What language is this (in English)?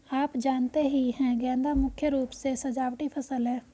Hindi